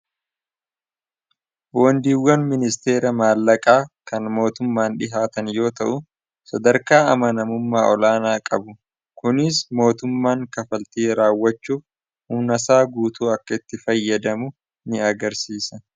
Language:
Oromo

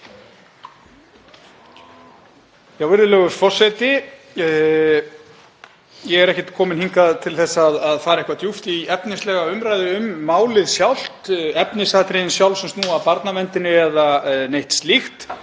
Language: Icelandic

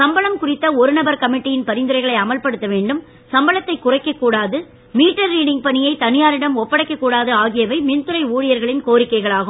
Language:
Tamil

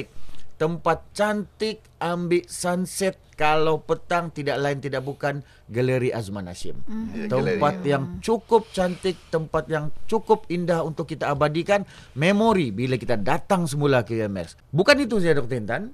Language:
Malay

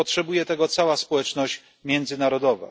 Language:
Polish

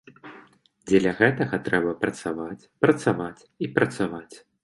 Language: Belarusian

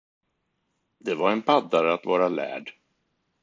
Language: Swedish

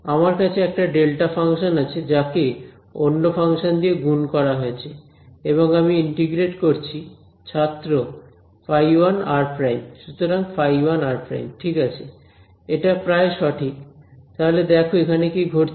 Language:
Bangla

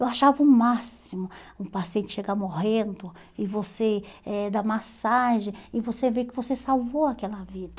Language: Portuguese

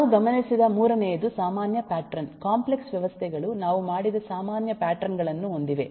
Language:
Kannada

